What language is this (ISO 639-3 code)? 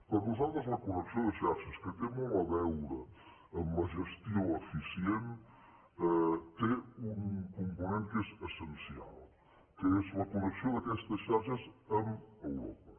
cat